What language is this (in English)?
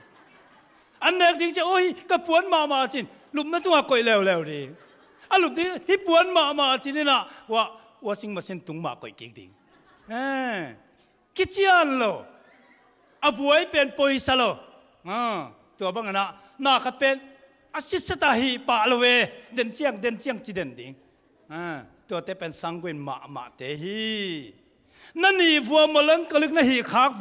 Thai